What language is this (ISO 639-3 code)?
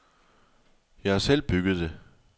dan